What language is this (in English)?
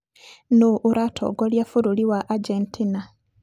Kikuyu